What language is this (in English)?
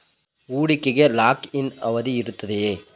Kannada